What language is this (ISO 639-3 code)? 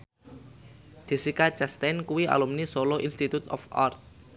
jav